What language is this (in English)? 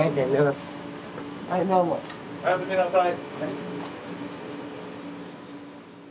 Japanese